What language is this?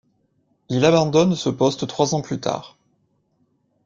French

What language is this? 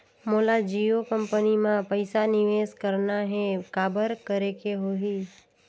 Chhattisgarhi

